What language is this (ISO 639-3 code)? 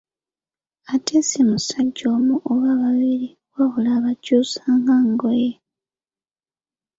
lug